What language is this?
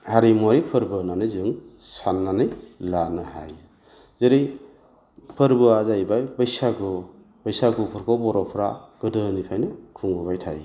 Bodo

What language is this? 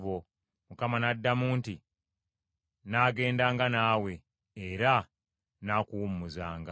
Ganda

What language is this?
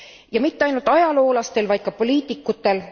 Estonian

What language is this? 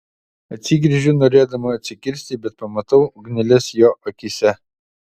Lithuanian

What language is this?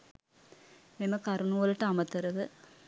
Sinhala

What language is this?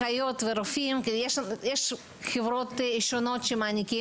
Hebrew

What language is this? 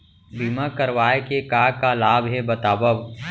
Chhattisgarhi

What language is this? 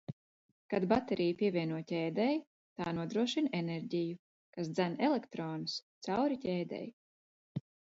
Latvian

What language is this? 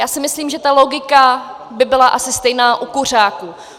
Czech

